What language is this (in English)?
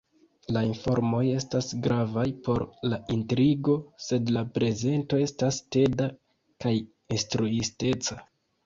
Esperanto